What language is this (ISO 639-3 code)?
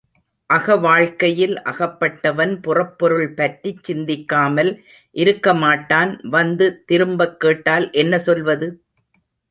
tam